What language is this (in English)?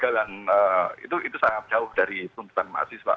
Indonesian